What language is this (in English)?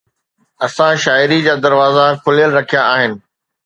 Sindhi